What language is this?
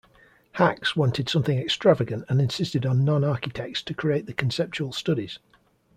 English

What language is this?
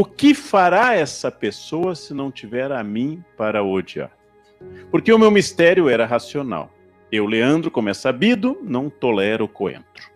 Portuguese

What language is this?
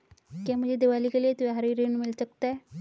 Hindi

